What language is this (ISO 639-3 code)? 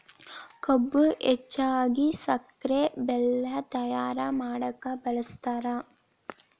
kan